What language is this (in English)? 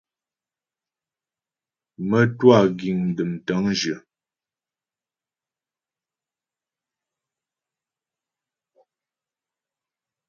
Ghomala